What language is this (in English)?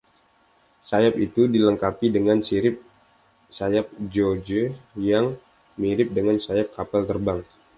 Indonesian